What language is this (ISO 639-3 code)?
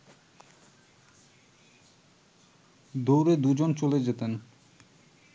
ben